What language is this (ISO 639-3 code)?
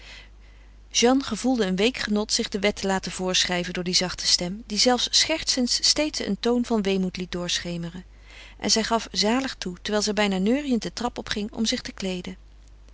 nld